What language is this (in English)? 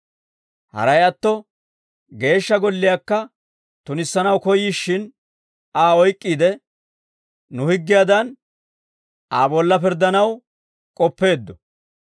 Dawro